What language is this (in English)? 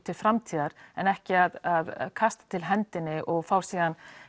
Icelandic